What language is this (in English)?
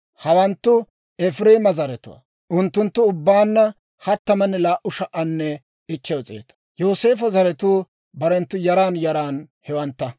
Dawro